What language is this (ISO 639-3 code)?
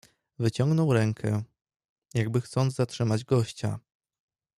pol